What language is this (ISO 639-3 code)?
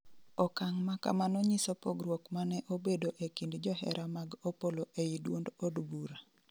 luo